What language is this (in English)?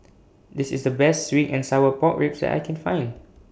English